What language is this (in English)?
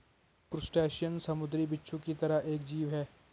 Hindi